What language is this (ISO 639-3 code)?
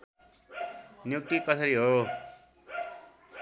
nep